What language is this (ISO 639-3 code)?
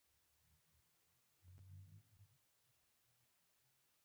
pus